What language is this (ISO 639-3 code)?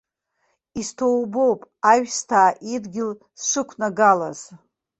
abk